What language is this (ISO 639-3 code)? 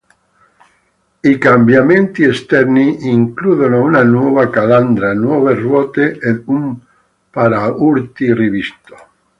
ita